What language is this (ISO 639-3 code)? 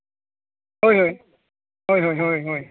sat